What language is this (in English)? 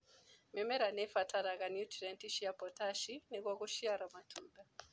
Kikuyu